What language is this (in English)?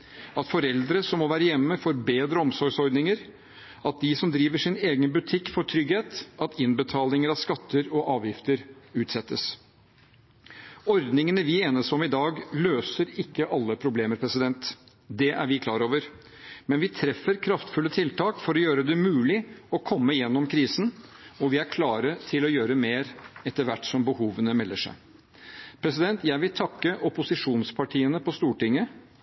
Norwegian Bokmål